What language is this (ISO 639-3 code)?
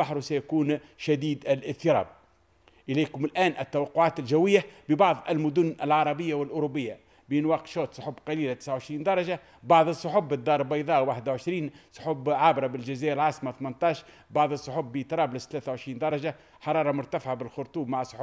ara